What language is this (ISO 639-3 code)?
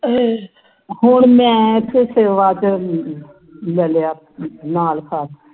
pan